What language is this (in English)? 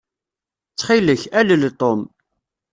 Kabyle